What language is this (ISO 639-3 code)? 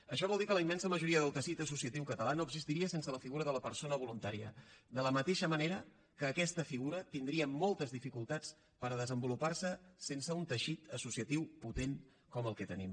cat